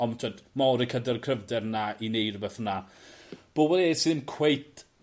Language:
Welsh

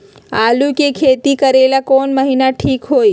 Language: Magahi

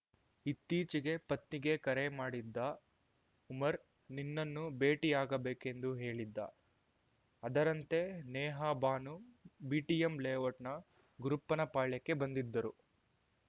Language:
Kannada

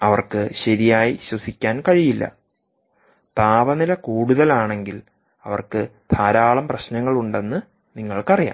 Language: Malayalam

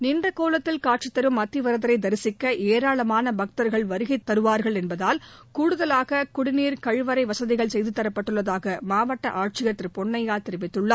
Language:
Tamil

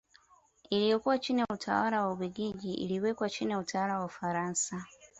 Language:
Swahili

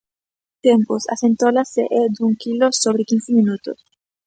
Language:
Galician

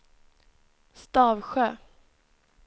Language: Swedish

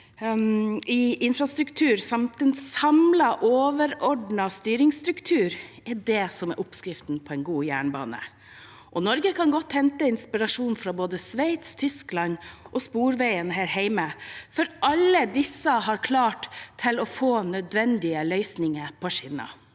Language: Norwegian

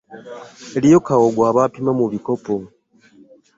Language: Ganda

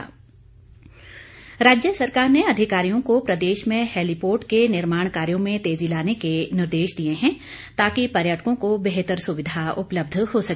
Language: Hindi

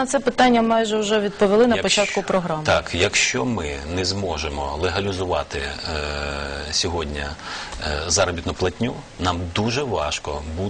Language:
Ukrainian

